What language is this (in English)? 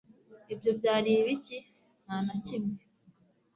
Kinyarwanda